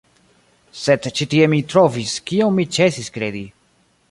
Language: Esperanto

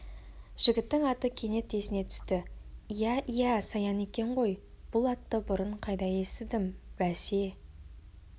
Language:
Kazakh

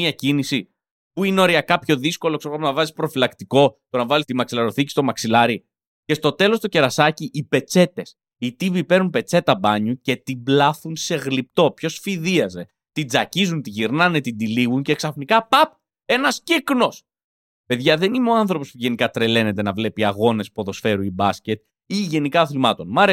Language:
Greek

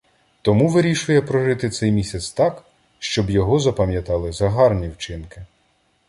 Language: Ukrainian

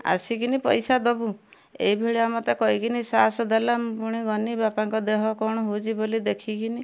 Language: Odia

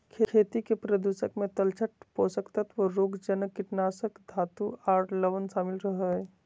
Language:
Magahi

